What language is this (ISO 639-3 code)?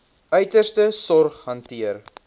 afr